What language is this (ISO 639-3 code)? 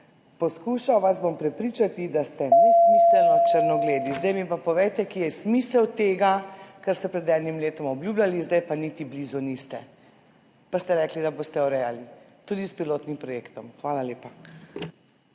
slv